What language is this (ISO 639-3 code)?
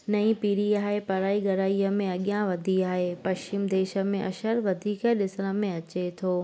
snd